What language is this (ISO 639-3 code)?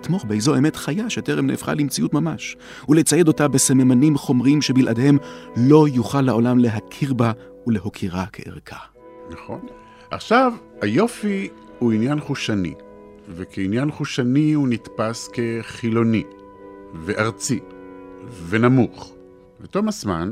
heb